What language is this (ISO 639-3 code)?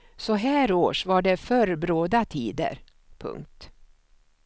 swe